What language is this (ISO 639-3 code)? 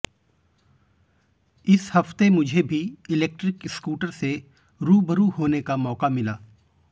hin